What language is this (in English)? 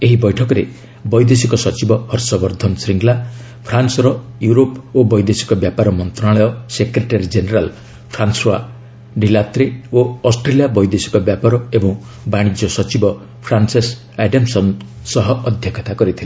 Odia